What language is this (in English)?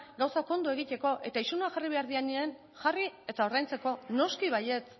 Basque